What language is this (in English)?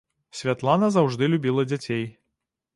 Belarusian